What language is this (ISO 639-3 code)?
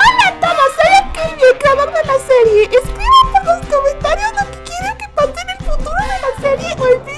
spa